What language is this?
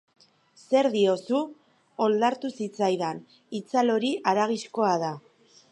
Basque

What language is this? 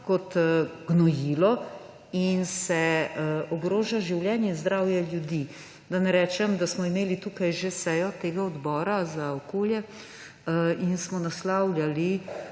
Slovenian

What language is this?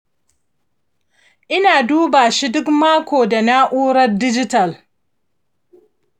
Hausa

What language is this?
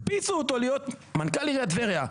Hebrew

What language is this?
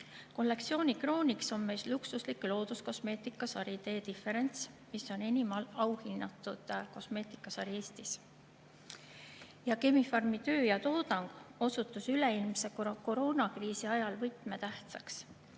Estonian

